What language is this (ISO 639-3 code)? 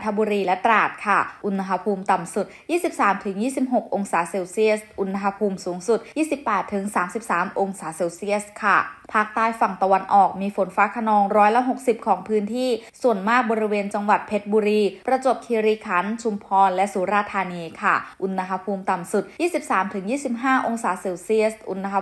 tha